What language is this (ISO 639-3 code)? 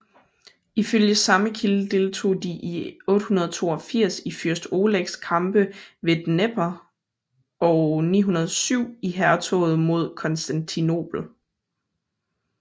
dan